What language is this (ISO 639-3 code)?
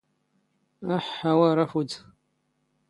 zgh